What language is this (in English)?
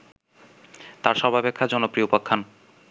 Bangla